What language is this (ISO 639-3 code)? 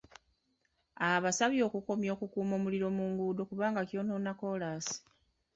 lug